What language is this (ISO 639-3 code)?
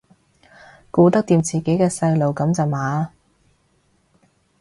yue